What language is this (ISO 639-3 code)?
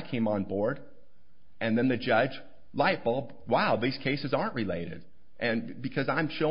eng